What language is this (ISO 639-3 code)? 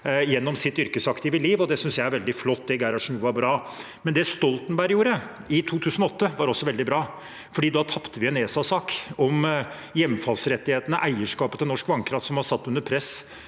nor